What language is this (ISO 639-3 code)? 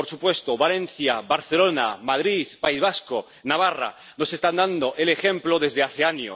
spa